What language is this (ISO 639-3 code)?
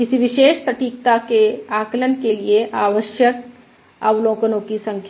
hin